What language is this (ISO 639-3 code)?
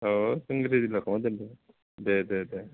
brx